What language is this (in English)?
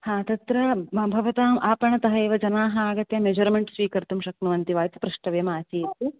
Sanskrit